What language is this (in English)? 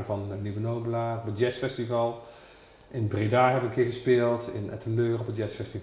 Dutch